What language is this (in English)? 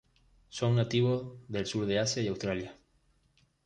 Spanish